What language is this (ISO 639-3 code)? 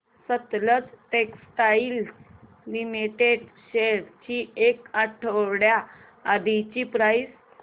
mar